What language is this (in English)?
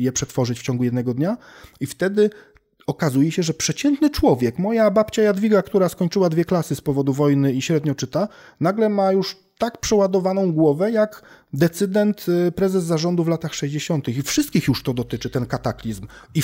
Polish